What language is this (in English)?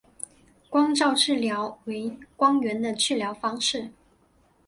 Chinese